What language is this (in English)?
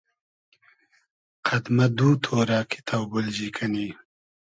Hazaragi